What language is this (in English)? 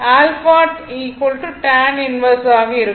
Tamil